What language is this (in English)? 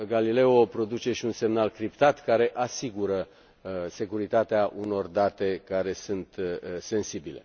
Romanian